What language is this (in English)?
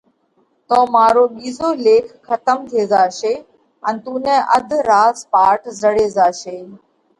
Parkari Koli